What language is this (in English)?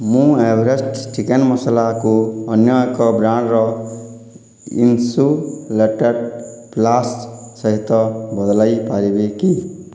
Odia